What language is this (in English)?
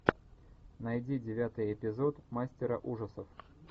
Russian